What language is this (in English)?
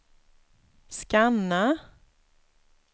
Swedish